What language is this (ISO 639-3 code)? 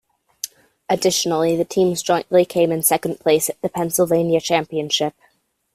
eng